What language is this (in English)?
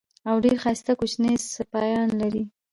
Pashto